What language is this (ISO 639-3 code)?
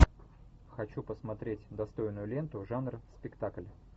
rus